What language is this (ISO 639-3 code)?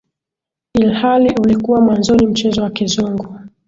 swa